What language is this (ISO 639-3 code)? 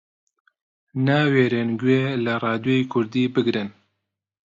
ckb